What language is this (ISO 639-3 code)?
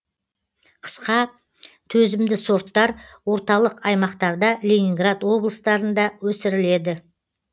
kaz